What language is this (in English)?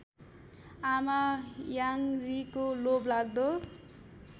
Nepali